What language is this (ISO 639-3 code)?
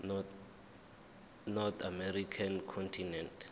zul